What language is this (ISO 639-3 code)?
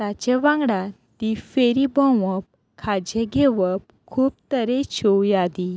kok